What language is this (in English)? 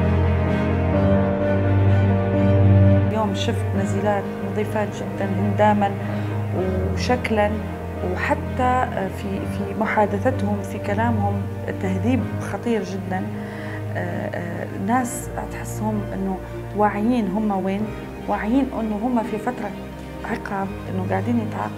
Arabic